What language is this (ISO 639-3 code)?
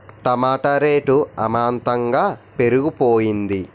tel